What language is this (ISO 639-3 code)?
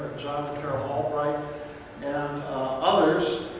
eng